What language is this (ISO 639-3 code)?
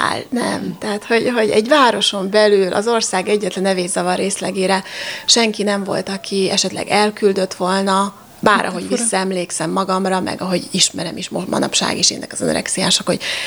hun